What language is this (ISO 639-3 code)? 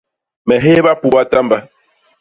bas